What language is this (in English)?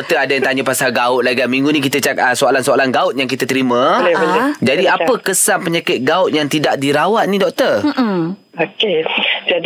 Malay